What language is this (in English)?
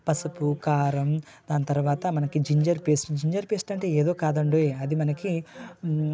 Telugu